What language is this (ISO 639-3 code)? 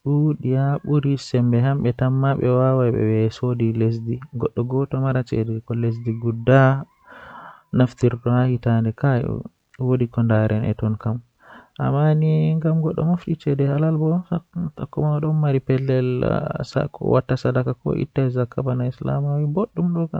fuh